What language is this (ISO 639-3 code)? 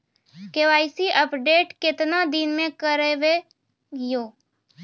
mai